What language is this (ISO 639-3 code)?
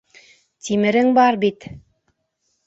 bak